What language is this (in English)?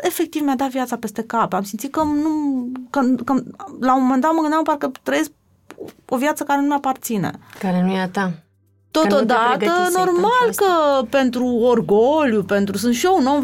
Romanian